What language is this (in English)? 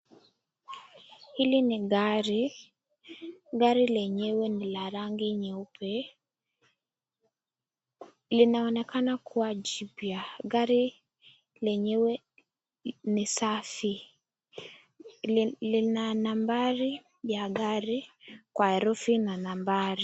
Swahili